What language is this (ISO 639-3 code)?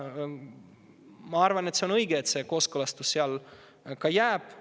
est